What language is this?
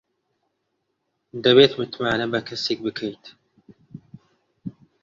Central Kurdish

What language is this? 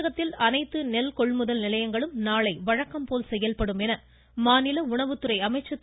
Tamil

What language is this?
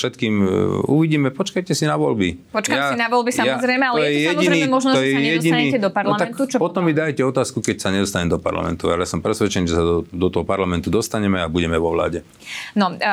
Slovak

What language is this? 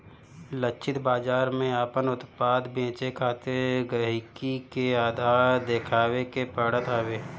Bhojpuri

